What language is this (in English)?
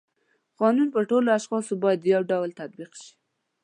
Pashto